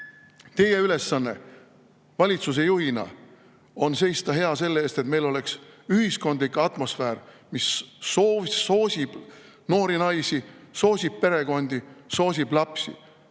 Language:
Estonian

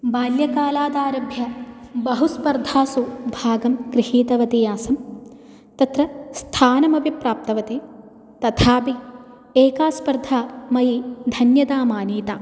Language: Sanskrit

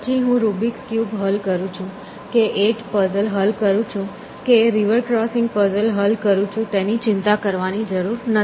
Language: Gujarati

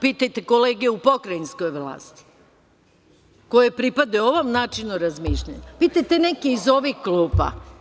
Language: Serbian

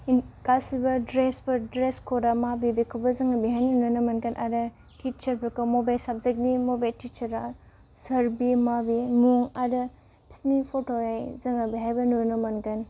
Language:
Bodo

